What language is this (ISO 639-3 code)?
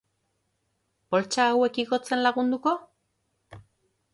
eus